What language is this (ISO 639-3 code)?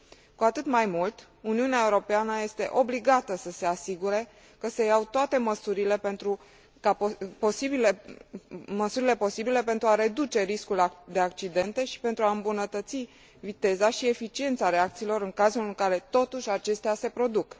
ron